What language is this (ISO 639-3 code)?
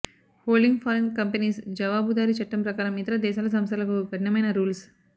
tel